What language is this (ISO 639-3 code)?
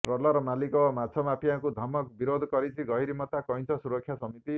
ori